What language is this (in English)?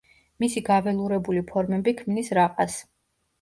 Georgian